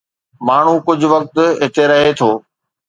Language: Sindhi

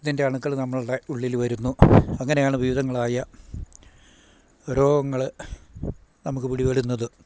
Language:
Malayalam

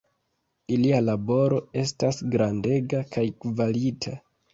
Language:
Esperanto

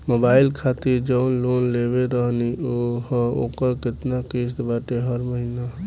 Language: Bhojpuri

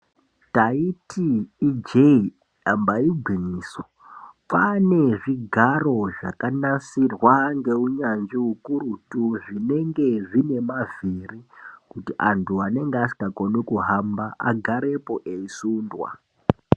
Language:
Ndau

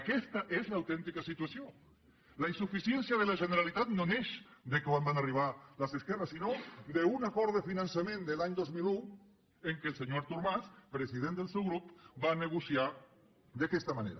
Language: Catalan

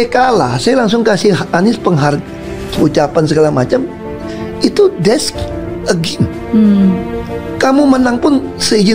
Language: Indonesian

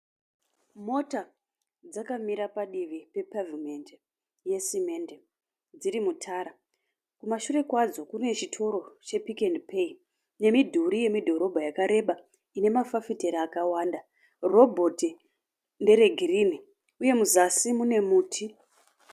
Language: Shona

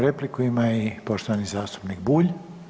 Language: Croatian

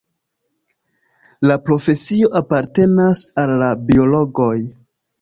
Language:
Esperanto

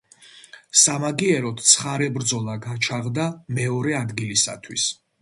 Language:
Georgian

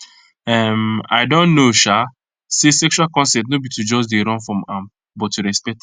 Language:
Nigerian Pidgin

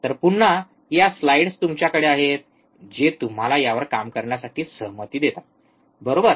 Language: Marathi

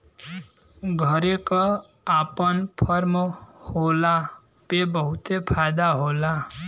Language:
Bhojpuri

